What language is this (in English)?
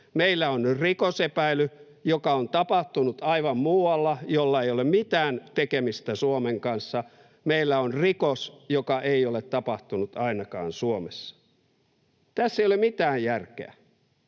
Finnish